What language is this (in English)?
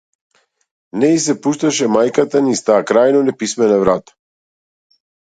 Macedonian